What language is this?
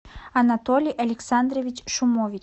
Russian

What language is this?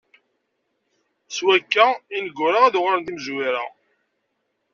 Kabyle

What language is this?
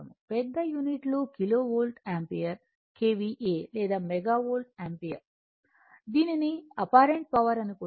Telugu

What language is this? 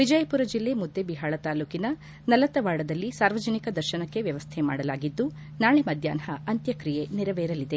Kannada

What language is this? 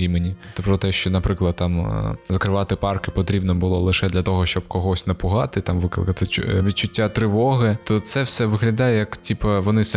Ukrainian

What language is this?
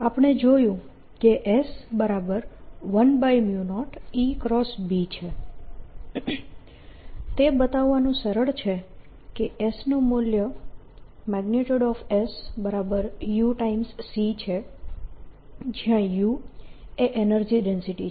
Gujarati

